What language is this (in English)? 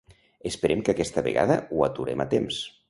Catalan